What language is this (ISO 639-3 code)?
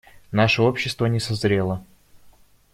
rus